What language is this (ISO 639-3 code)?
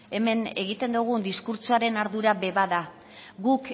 eus